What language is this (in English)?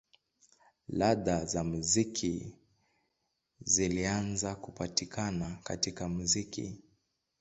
Swahili